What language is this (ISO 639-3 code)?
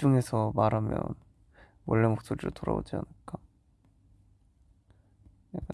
kor